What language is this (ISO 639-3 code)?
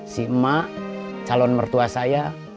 ind